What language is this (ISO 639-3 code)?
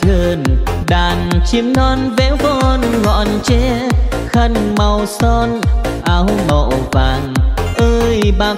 vie